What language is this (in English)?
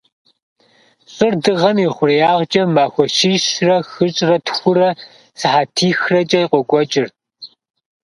Kabardian